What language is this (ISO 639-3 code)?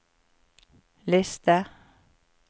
nor